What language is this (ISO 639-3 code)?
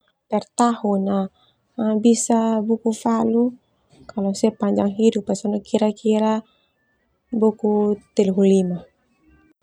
twu